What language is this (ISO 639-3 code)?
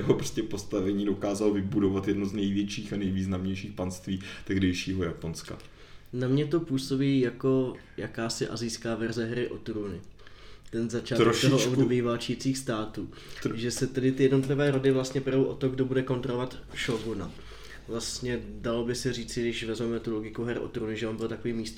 ces